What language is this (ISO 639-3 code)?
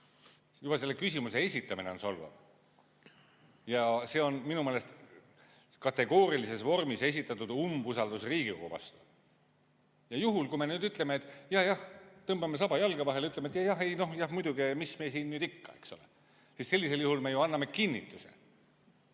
est